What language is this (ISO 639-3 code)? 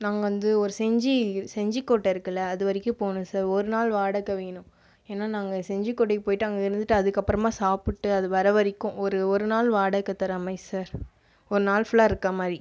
tam